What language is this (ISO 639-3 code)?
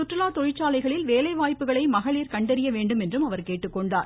tam